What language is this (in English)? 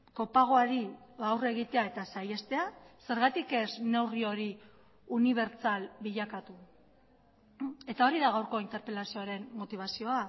Basque